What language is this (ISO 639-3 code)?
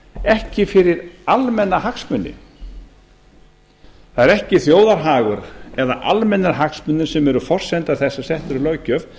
isl